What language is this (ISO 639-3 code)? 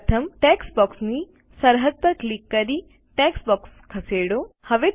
guj